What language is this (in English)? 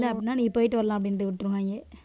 Tamil